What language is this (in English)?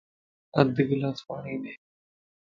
Lasi